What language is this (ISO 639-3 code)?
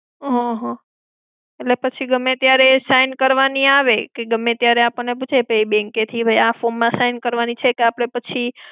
guj